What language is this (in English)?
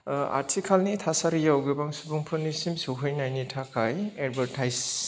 Bodo